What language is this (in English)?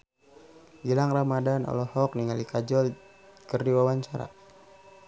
Sundanese